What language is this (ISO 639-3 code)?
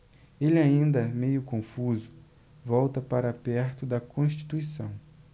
por